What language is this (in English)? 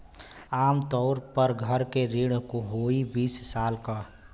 Bhojpuri